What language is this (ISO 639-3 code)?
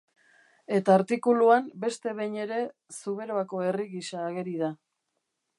eus